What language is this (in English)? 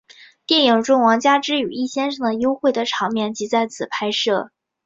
Chinese